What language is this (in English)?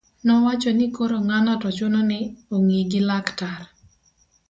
Luo (Kenya and Tanzania)